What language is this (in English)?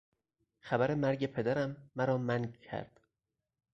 Persian